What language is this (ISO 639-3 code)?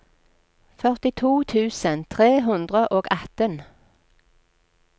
nor